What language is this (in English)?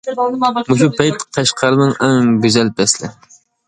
Uyghur